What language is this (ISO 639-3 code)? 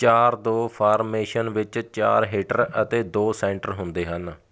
pan